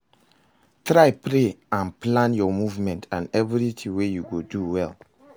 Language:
Nigerian Pidgin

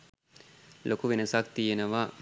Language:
Sinhala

